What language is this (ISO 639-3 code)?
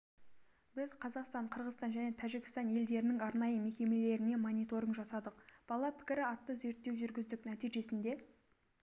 kaz